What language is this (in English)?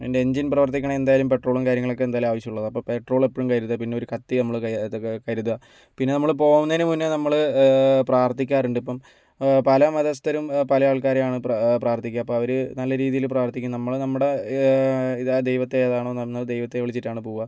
Malayalam